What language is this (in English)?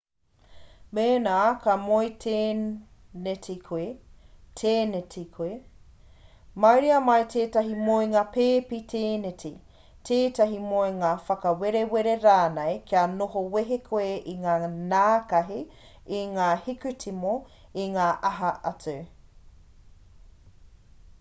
Māori